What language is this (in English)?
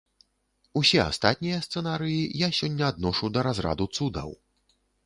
Belarusian